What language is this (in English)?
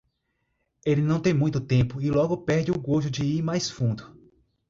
Portuguese